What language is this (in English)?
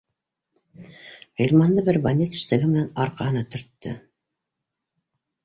Bashkir